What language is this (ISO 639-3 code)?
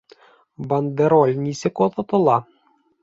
bak